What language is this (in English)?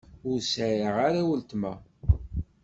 Kabyle